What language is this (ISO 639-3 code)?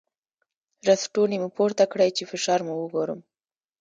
pus